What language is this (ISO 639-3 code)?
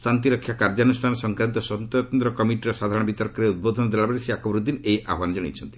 ori